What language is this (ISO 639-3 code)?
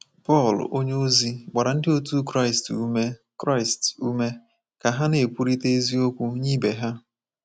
ibo